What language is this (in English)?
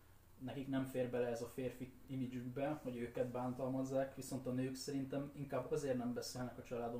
Hungarian